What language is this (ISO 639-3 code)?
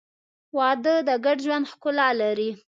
pus